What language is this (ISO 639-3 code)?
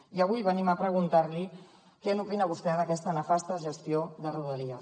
cat